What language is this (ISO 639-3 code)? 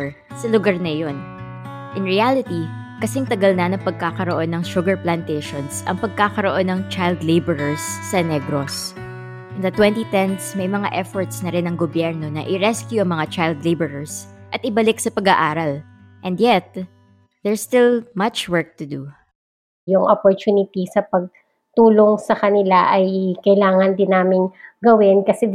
fil